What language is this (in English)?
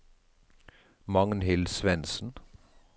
Norwegian